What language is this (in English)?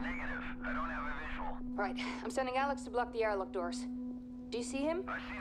English